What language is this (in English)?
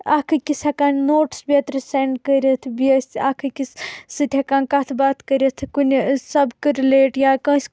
Kashmiri